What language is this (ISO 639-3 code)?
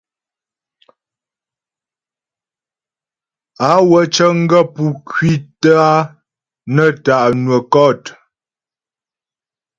bbj